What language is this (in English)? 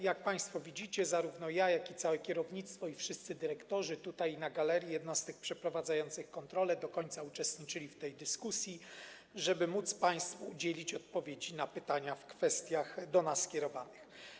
Polish